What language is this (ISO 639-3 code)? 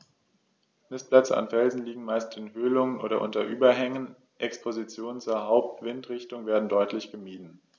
deu